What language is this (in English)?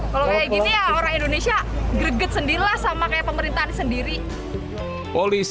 Indonesian